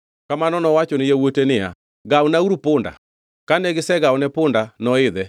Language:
Luo (Kenya and Tanzania)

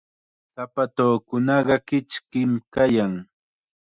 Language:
Chiquián Ancash Quechua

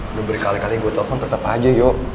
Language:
Indonesian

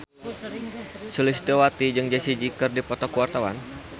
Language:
Sundanese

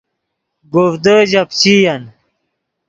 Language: Yidgha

